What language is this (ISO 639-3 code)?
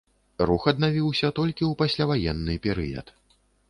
bel